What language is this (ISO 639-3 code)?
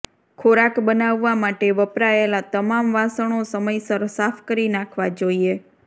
guj